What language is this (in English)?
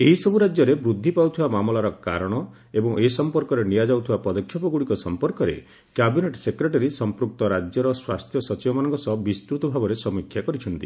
Odia